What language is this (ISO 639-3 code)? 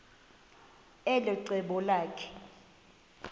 xho